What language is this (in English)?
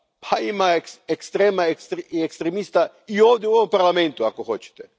Croatian